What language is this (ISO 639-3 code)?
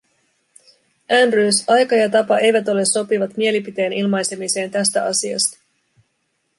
fin